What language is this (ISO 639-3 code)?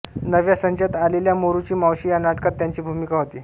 mar